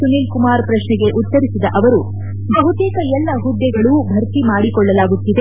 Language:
Kannada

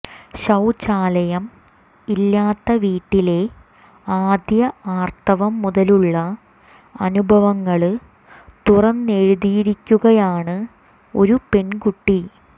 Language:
Malayalam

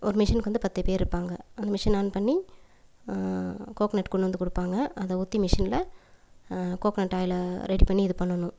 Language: Tamil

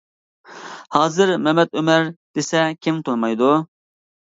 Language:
Uyghur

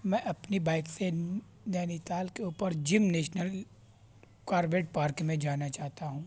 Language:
Urdu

